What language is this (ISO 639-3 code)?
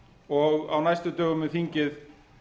isl